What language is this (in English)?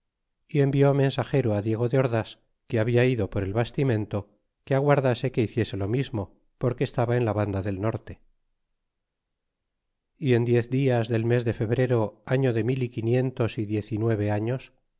Spanish